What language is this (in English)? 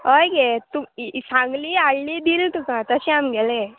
Konkani